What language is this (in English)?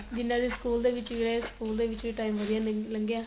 Punjabi